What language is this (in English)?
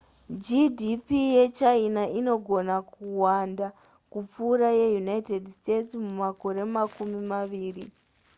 Shona